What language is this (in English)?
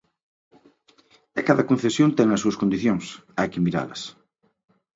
Galician